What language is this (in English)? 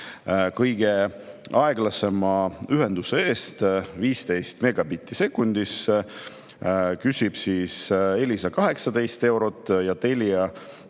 Estonian